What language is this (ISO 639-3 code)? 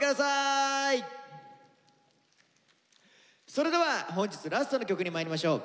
jpn